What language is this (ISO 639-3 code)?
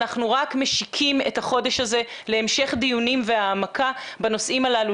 heb